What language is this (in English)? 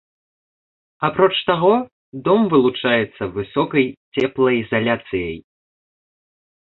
Belarusian